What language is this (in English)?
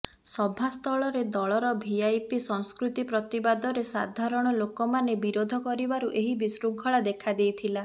Odia